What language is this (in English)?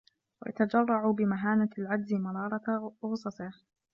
Arabic